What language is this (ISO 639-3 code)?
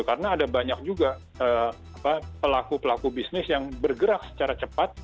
ind